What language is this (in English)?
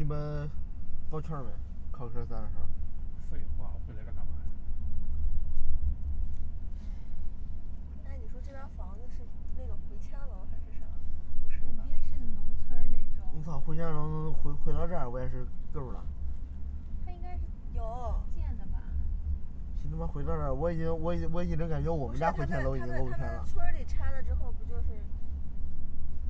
Chinese